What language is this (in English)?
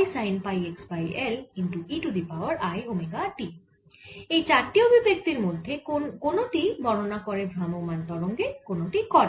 Bangla